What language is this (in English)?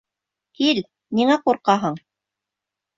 Bashkir